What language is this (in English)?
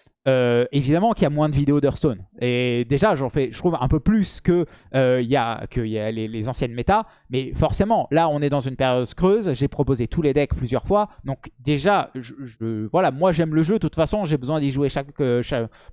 French